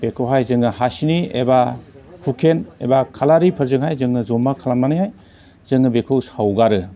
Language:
Bodo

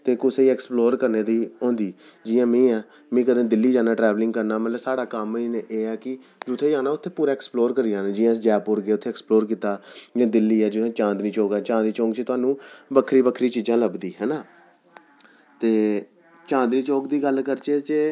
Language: Dogri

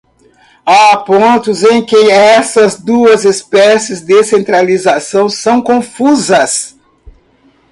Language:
Portuguese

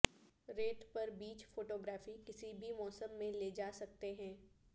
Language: Urdu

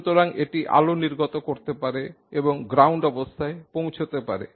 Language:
Bangla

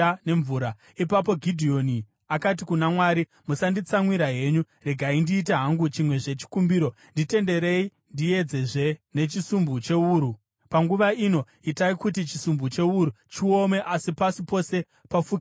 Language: Shona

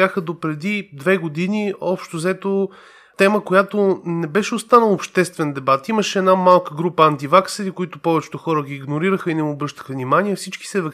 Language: Bulgarian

